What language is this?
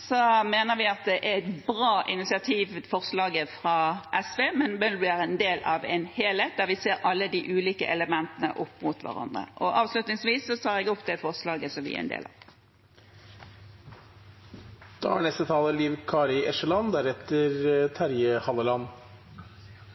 Norwegian Bokmål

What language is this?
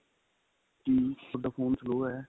Punjabi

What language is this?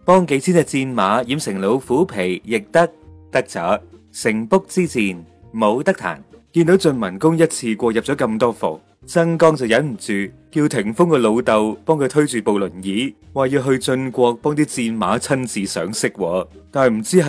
Chinese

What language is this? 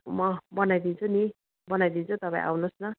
Nepali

